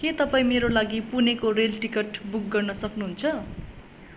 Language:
Nepali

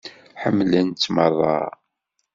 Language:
Kabyle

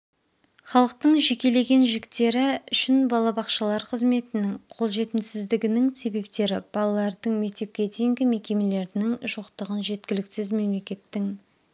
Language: Kazakh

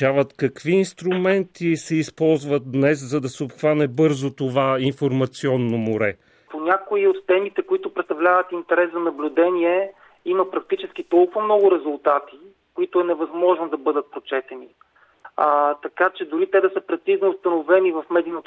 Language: Bulgarian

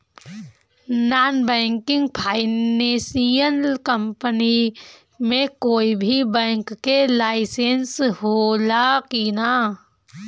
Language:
Bhojpuri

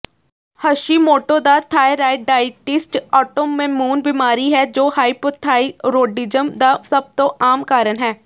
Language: Punjabi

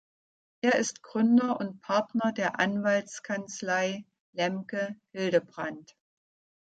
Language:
German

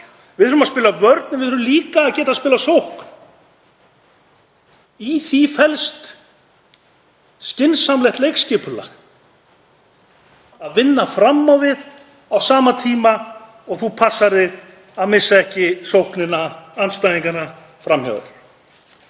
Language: Icelandic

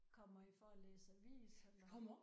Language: Danish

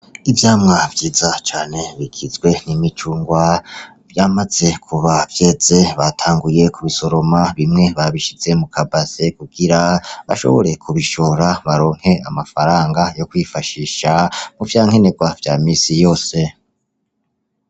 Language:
Rundi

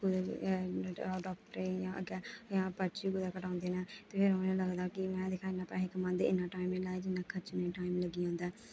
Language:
Dogri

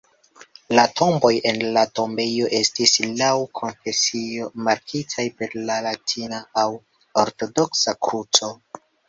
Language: Esperanto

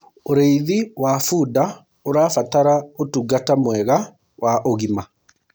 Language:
Kikuyu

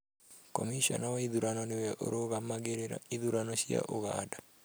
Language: Kikuyu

